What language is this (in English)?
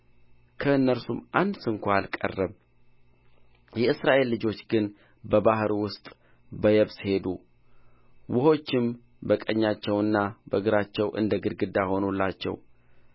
Amharic